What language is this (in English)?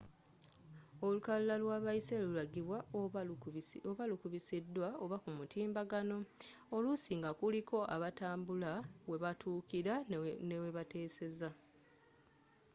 Ganda